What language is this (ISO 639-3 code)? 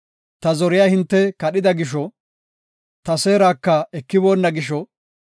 gof